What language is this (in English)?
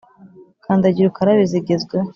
Kinyarwanda